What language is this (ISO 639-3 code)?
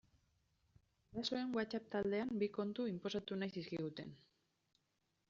eus